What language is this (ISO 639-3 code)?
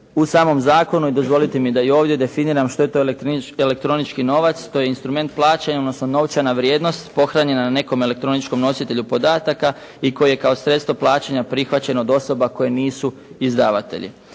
hrv